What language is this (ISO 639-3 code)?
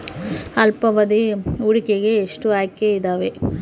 kan